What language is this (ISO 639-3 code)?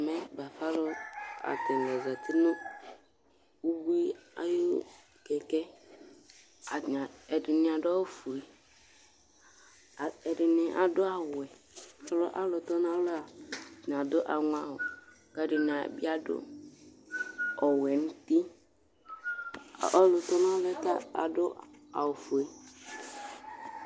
kpo